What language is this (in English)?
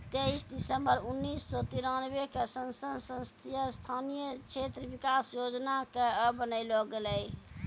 Maithili